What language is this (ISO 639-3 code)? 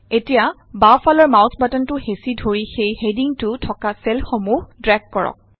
asm